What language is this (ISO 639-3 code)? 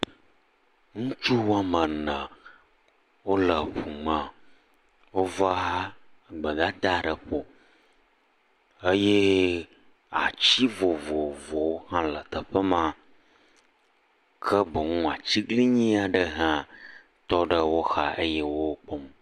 ewe